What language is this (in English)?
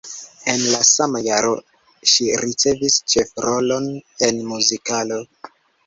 Esperanto